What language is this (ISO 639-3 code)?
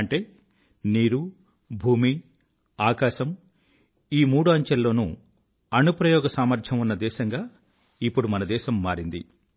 tel